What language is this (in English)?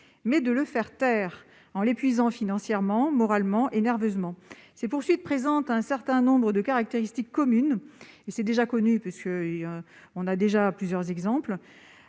French